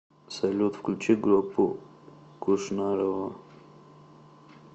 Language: Russian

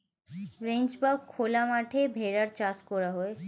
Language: Bangla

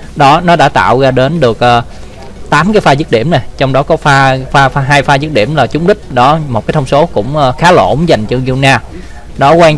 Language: Vietnamese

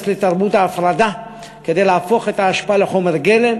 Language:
Hebrew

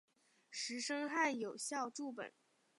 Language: Chinese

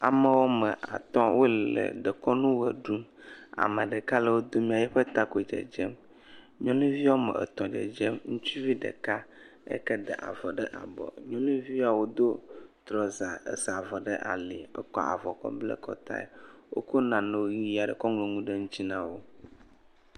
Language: Ewe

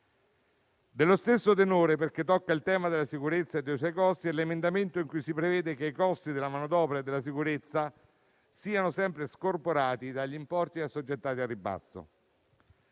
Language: Italian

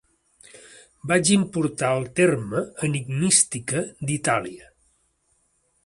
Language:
Catalan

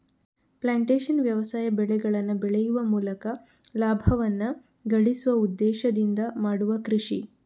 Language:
Kannada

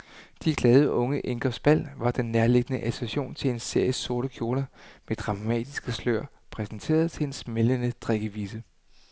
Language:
Danish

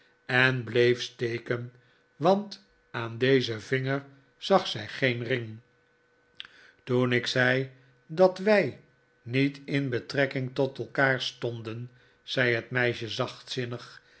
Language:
Dutch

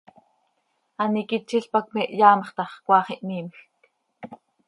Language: Seri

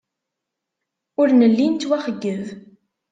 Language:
Kabyle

